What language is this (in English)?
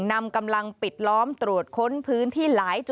Thai